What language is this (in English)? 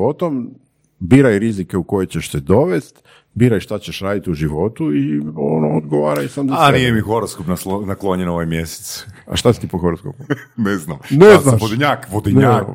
Croatian